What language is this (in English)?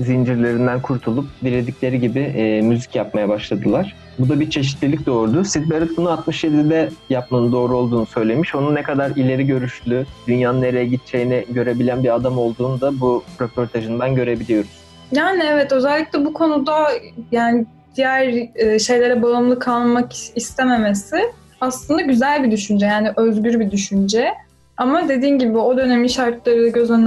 Turkish